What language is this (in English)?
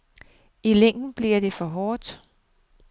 Danish